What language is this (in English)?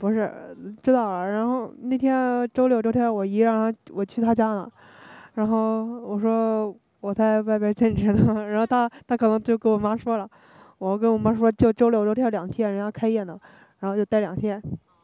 Chinese